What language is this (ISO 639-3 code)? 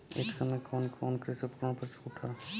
bho